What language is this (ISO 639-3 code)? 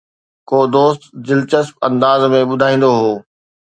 snd